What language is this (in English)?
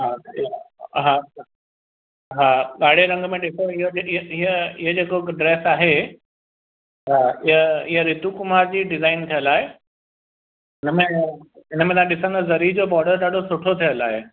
Sindhi